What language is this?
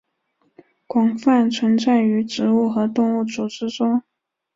Chinese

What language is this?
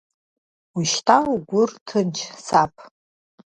Abkhazian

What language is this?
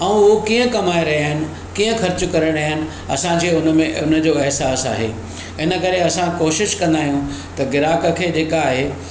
Sindhi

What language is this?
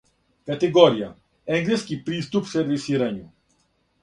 Serbian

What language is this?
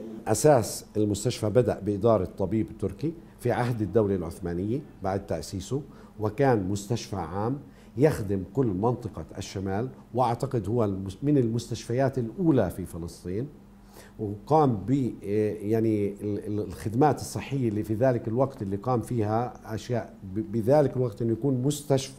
Arabic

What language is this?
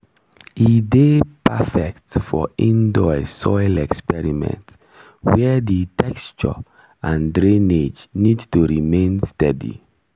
Nigerian Pidgin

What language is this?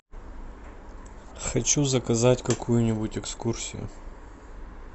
Russian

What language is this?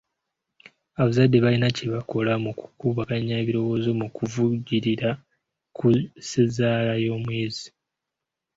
Ganda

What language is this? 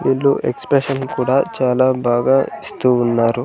Telugu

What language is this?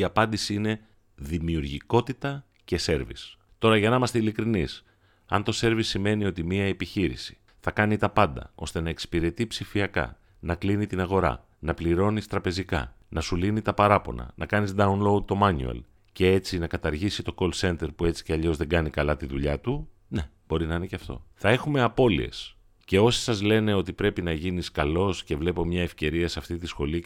Greek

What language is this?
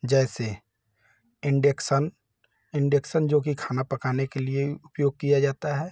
Hindi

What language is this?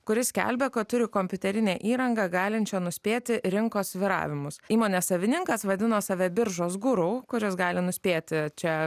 Lithuanian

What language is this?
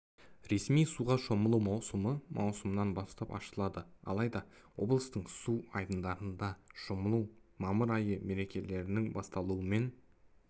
Kazakh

